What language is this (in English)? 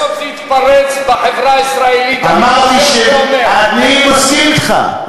Hebrew